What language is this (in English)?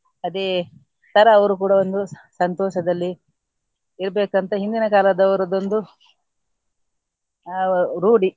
Kannada